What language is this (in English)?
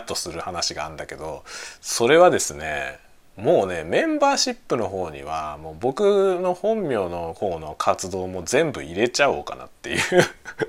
Japanese